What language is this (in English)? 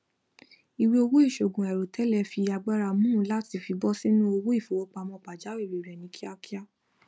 Yoruba